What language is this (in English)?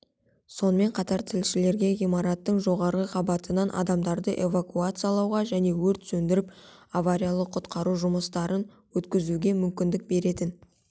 Kazakh